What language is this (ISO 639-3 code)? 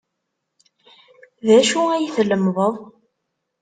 kab